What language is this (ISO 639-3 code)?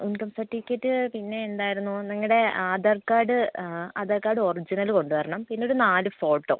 mal